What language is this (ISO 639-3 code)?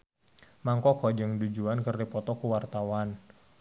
sun